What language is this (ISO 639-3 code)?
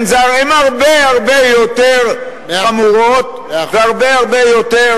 heb